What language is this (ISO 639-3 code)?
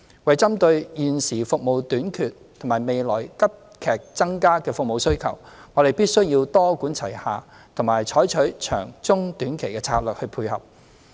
yue